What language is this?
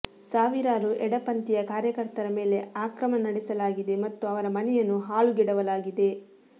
Kannada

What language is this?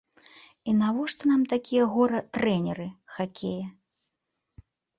Belarusian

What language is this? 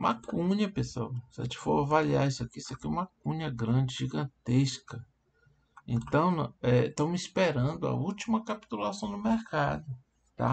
Portuguese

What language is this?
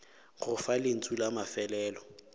Northern Sotho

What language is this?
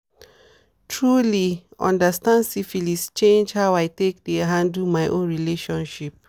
Nigerian Pidgin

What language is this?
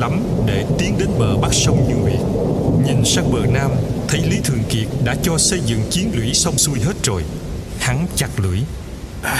Vietnamese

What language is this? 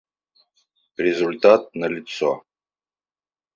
Russian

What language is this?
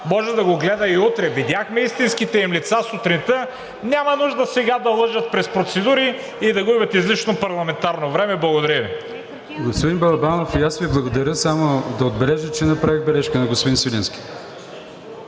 Bulgarian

